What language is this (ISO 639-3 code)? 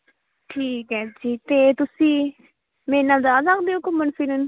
pan